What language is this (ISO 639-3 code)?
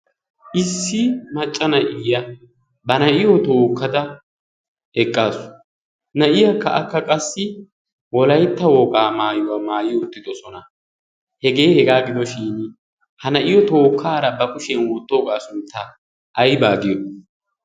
wal